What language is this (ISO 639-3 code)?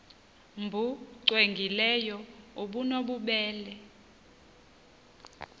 xho